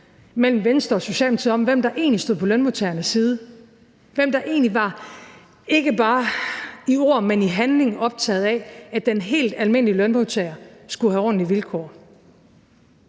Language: Danish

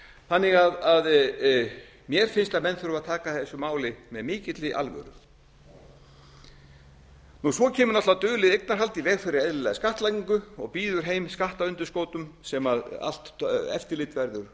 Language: Icelandic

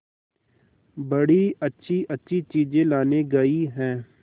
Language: Hindi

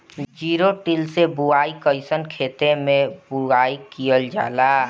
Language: Bhojpuri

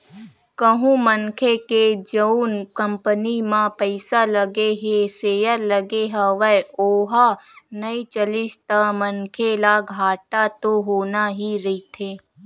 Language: Chhattisgarhi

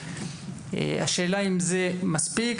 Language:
Hebrew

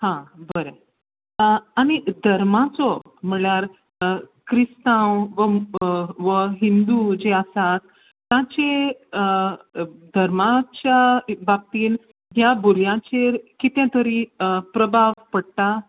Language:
Konkani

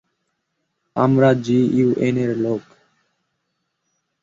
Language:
Bangla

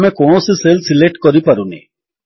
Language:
Odia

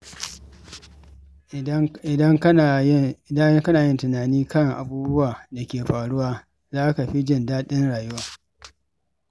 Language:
Hausa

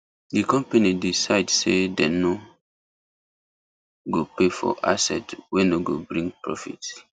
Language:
Nigerian Pidgin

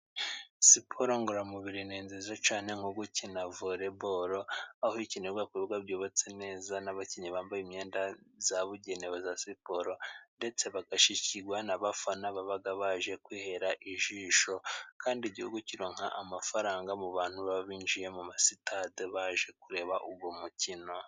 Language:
Kinyarwanda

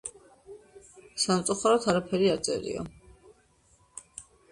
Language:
Georgian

